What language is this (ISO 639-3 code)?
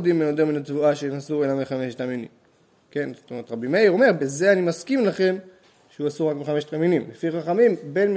heb